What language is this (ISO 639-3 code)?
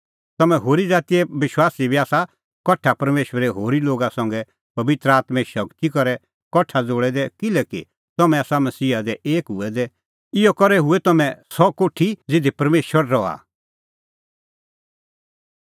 kfx